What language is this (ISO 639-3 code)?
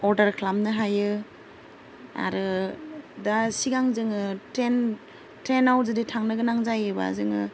brx